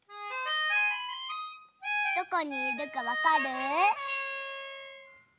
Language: Japanese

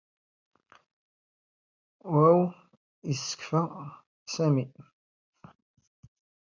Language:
Standard Moroccan Tamazight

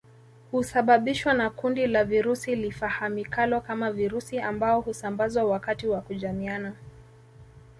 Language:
Swahili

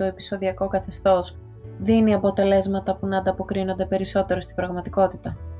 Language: Greek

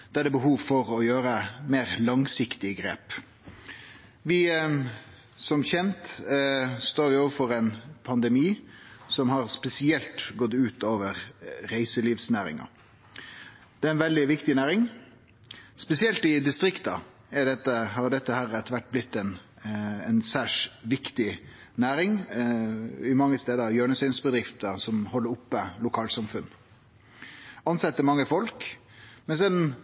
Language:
Norwegian Nynorsk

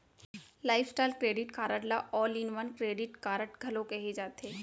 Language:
Chhattisgarhi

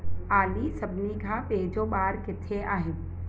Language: Sindhi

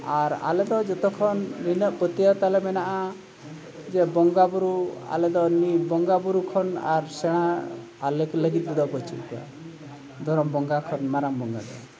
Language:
Santali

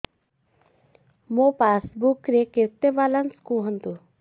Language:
Odia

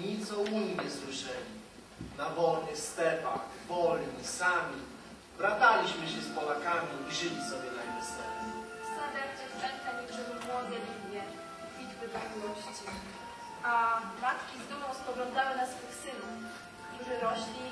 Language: Polish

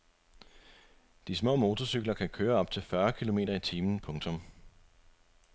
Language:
Danish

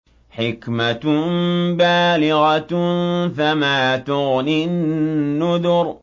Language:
Arabic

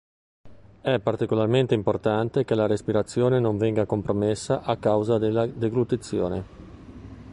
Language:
Italian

